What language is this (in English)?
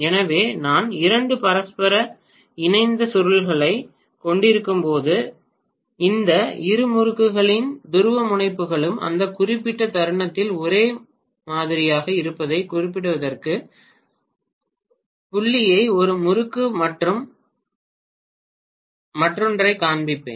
Tamil